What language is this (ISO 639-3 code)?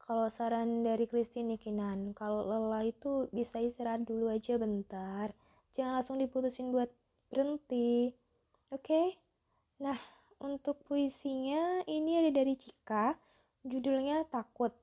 ind